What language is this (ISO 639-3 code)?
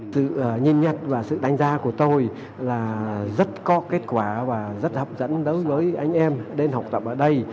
vie